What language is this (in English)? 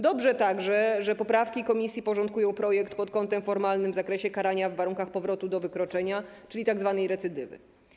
Polish